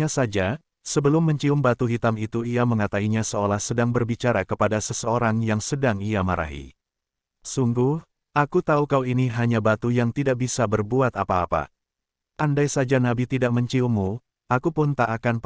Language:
Indonesian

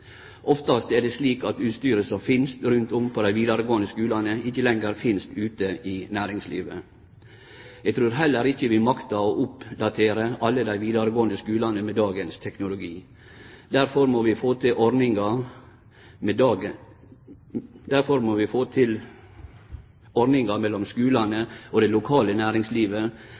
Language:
Norwegian Nynorsk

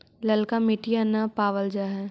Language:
Magahi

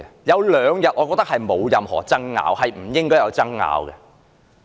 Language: Cantonese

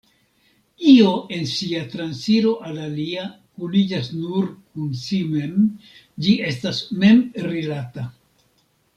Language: Esperanto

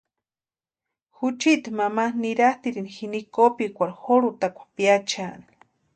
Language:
Western Highland Purepecha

